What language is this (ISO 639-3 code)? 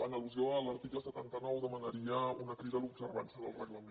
cat